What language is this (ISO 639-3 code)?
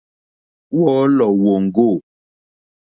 bri